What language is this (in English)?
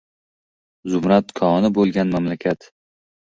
Uzbek